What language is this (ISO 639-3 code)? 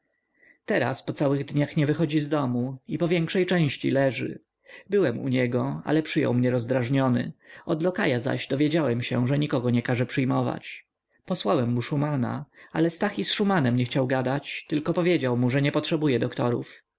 pol